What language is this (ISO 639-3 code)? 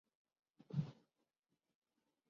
urd